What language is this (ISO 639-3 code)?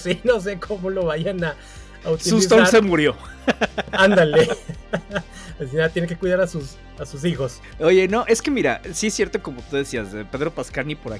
spa